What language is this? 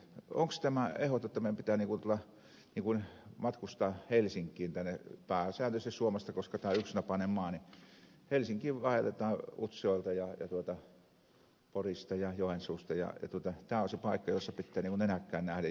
Finnish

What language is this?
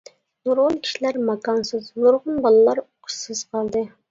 Uyghur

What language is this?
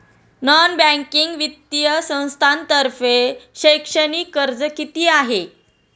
Marathi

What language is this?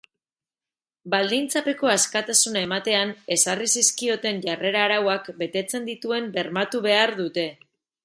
Basque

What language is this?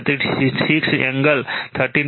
Gujarati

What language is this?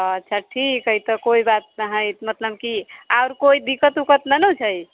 Maithili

